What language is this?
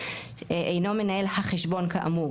Hebrew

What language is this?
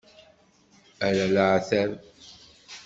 Kabyle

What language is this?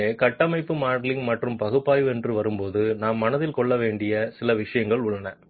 Tamil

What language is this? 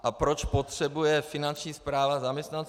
Czech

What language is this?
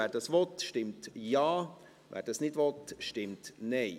Swiss German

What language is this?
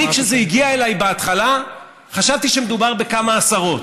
Hebrew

